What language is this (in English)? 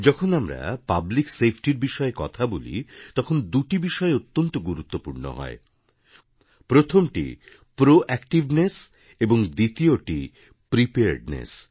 Bangla